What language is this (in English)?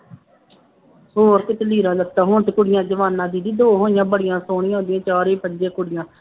Punjabi